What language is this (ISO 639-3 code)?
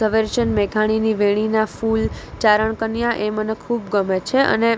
guj